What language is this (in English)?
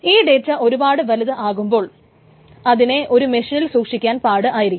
Malayalam